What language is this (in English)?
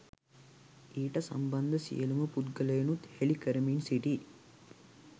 Sinhala